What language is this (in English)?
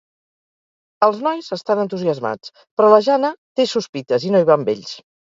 Catalan